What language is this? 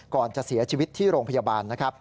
Thai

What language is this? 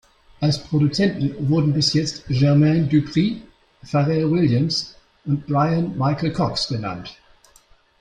German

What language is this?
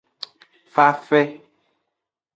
Aja (Benin)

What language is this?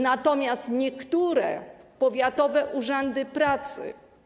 Polish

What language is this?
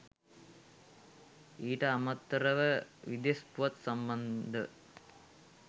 Sinhala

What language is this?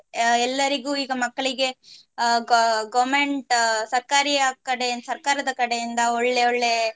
Kannada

